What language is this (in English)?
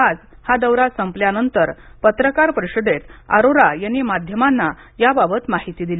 Marathi